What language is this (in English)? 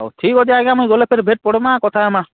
Odia